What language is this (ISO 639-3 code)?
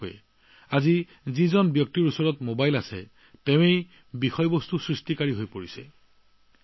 asm